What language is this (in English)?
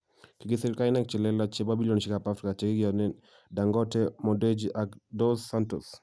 Kalenjin